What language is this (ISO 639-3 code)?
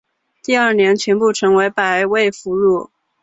zho